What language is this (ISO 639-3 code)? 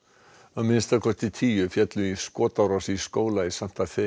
isl